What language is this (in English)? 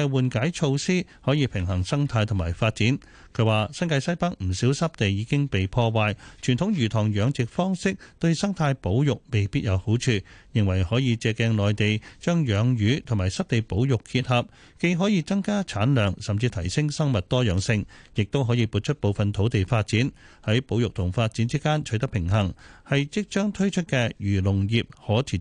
Chinese